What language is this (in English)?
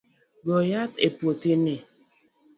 Luo (Kenya and Tanzania)